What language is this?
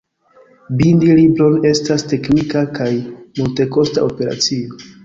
Esperanto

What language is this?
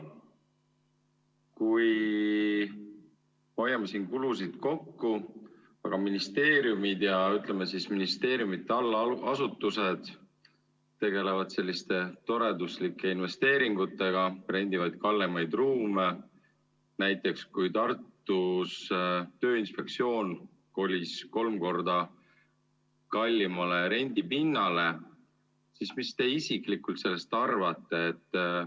Estonian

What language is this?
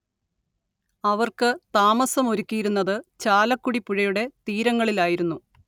Malayalam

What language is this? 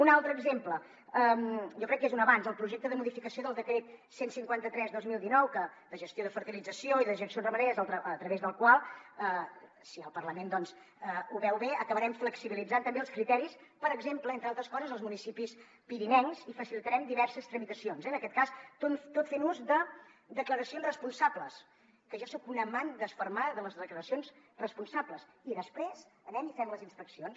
Catalan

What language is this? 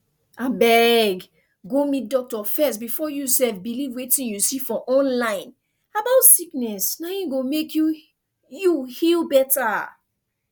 Nigerian Pidgin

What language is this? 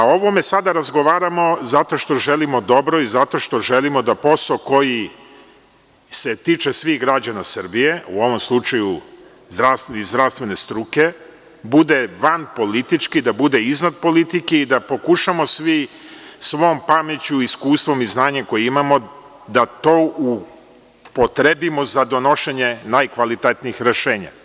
Serbian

